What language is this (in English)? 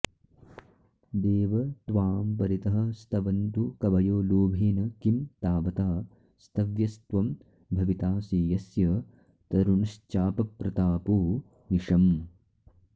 Sanskrit